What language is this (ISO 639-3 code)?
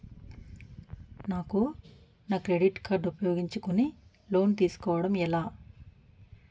tel